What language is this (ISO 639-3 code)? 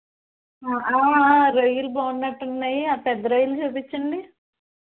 tel